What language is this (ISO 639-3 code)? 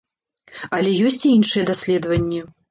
bel